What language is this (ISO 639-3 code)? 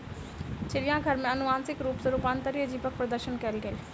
mai